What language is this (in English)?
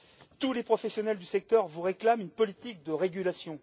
French